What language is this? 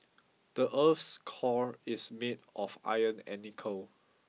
English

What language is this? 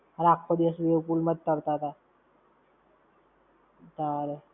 Gujarati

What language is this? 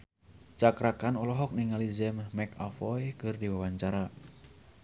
Sundanese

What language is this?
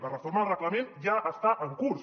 Catalan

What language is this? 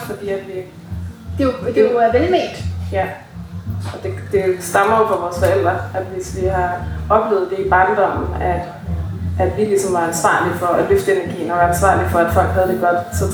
Danish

